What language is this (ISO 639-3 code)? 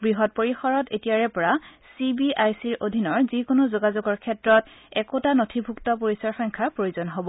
asm